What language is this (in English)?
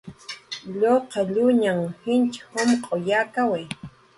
Jaqaru